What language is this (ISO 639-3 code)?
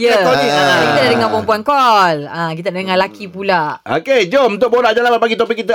msa